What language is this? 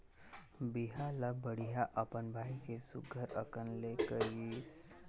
Chhattisgarhi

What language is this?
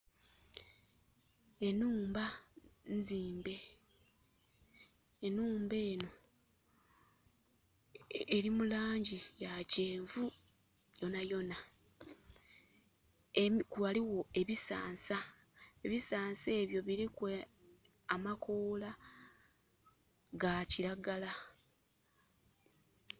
Soga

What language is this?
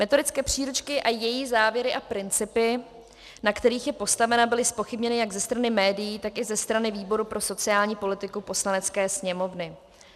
Czech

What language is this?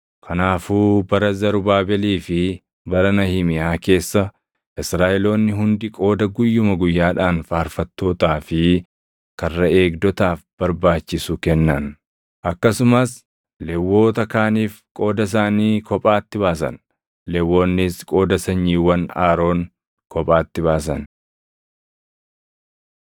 Oromo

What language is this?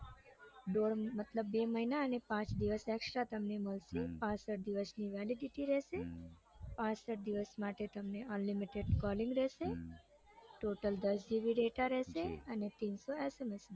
Gujarati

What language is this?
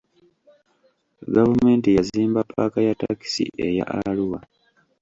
Ganda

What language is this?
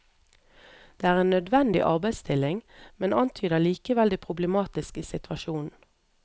Norwegian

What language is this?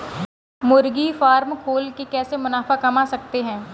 Hindi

